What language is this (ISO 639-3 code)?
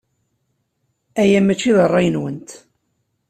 kab